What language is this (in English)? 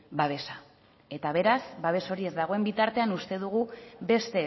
Basque